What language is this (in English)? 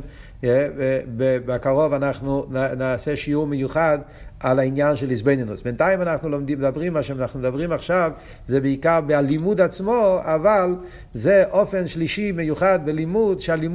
Hebrew